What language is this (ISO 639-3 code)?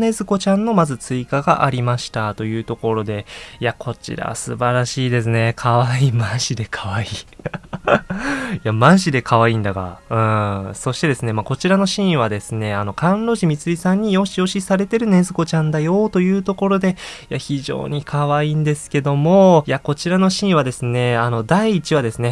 jpn